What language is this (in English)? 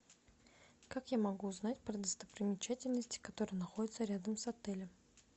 Russian